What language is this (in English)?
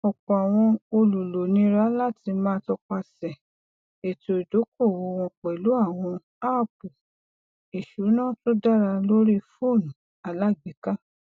Yoruba